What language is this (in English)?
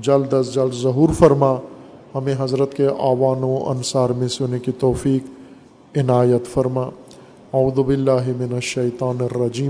Urdu